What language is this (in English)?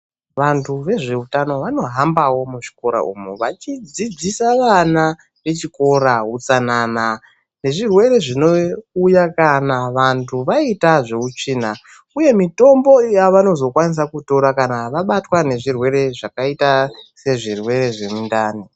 Ndau